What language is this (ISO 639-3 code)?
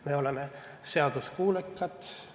est